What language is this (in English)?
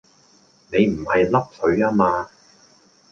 Cantonese